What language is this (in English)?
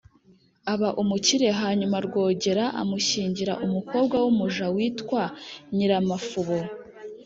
Kinyarwanda